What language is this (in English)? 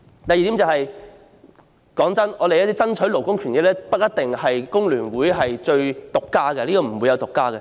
Cantonese